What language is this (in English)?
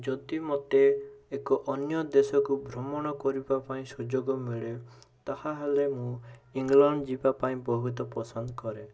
Odia